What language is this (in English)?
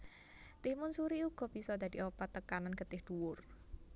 Javanese